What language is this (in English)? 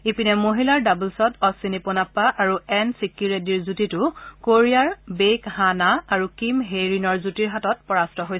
Assamese